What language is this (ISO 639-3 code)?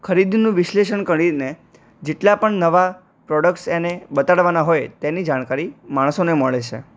guj